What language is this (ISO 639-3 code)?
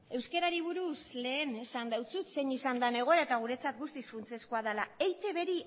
eus